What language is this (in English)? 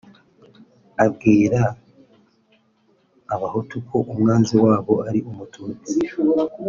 Kinyarwanda